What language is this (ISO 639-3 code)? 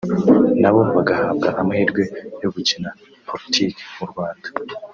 kin